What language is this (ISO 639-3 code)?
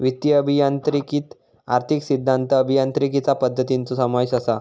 mar